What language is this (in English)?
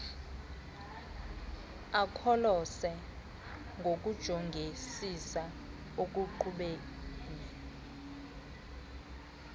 Xhosa